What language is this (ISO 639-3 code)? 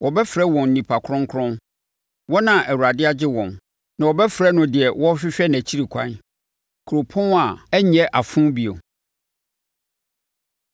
aka